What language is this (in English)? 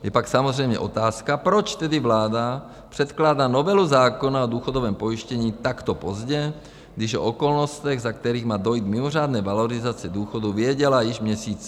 Czech